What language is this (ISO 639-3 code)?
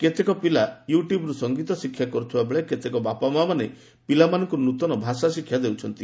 ori